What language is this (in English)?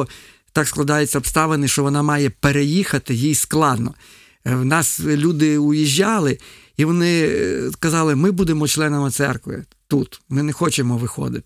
Ukrainian